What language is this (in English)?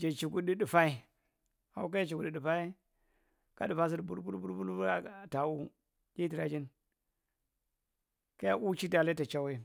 Marghi Central